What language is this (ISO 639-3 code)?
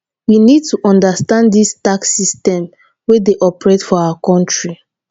pcm